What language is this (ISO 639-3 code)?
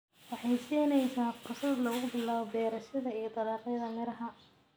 som